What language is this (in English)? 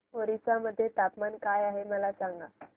Marathi